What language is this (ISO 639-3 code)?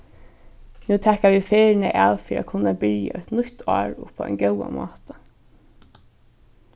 fao